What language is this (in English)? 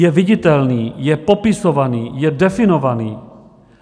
Czech